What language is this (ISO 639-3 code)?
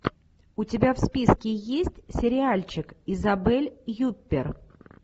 rus